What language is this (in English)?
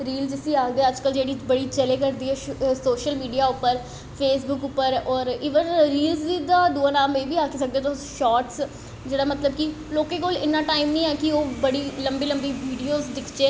Dogri